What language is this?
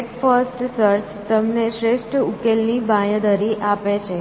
Gujarati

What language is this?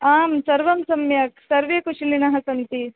Sanskrit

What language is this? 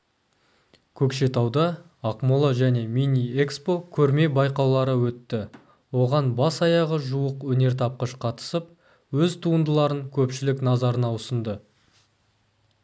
Kazakh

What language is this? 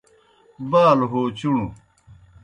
Kohistani Shina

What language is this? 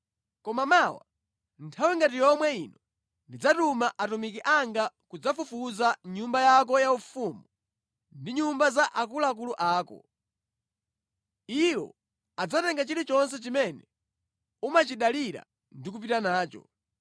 Nyanja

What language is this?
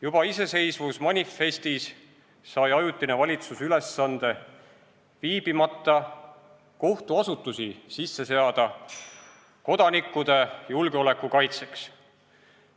Estonian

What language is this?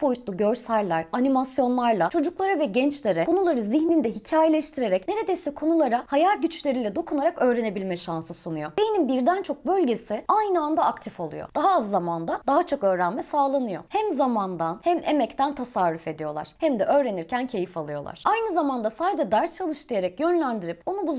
Turkish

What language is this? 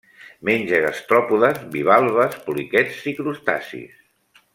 Catalan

